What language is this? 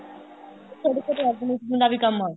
Punjabi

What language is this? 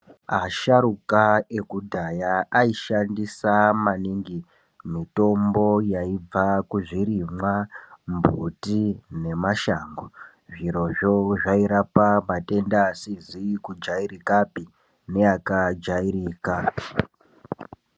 Ndau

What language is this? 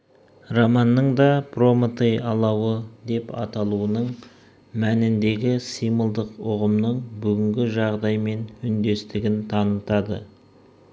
Kazakh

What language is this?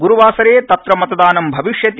Sanskrit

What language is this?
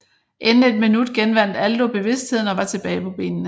Danish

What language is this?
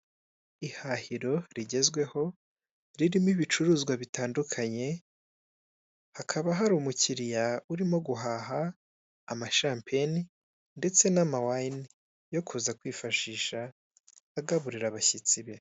Kinyarwanda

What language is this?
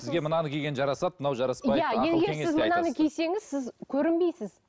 Kazakh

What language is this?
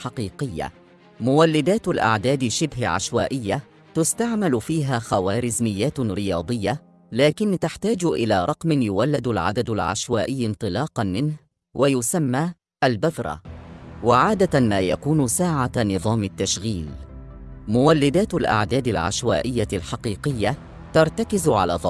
Arabic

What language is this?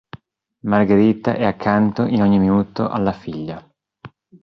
Italian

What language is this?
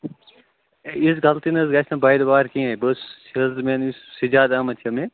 Kashmiri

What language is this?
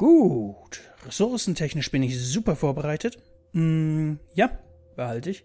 German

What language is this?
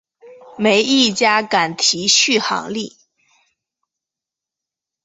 Chinese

